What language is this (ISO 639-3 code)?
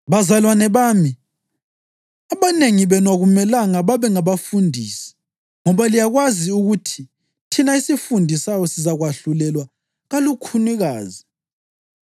nde